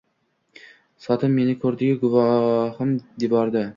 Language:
Uzbek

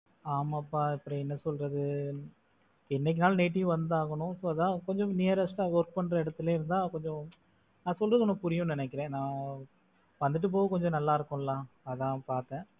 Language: Tamil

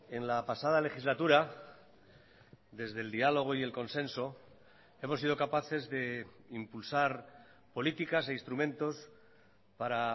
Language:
Spanish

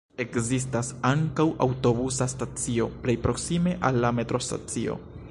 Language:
Esperanto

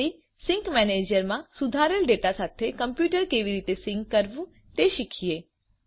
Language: Gujarati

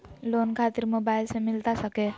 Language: Magahi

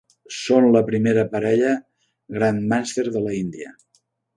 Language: Catalan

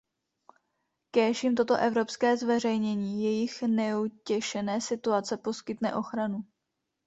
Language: Czech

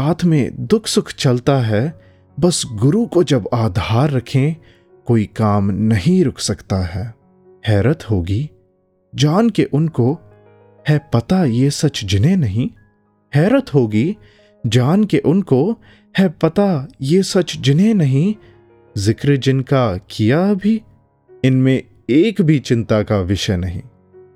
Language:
Hindi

